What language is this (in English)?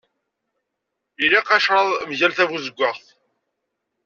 Kabyle